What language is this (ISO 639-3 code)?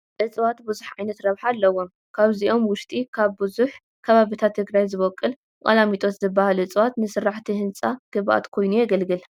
tir